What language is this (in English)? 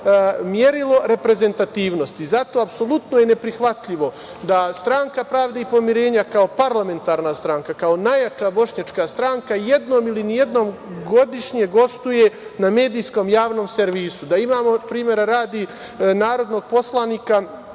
Serbian